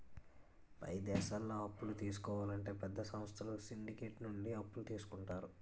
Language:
Telugu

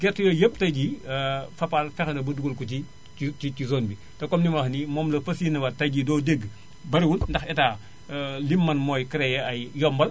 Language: Wolof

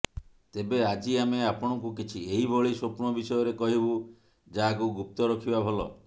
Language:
Odia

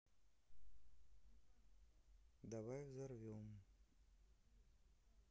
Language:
Russian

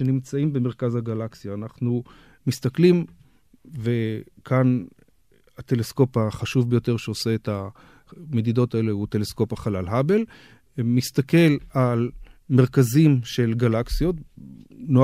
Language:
Hebrew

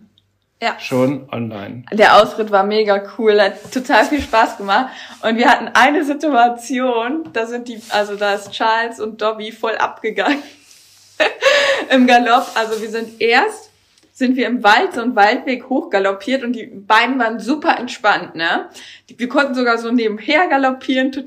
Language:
German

